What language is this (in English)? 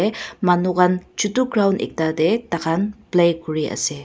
Naga Pidgin